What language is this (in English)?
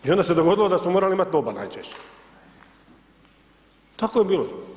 Croatian